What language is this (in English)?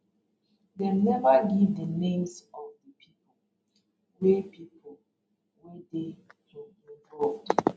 Nigerian Pidgin